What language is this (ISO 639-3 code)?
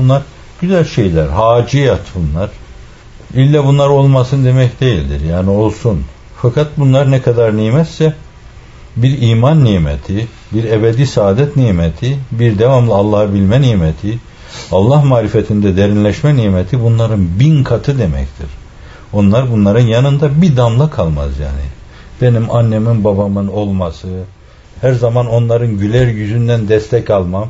tur